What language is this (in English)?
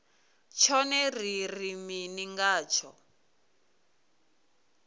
Venda